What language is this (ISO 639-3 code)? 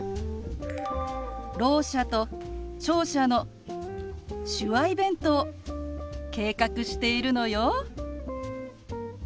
jpn